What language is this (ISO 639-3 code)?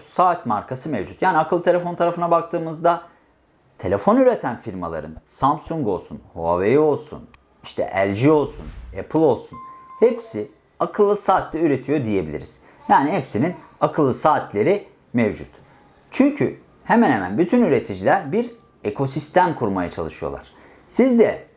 tur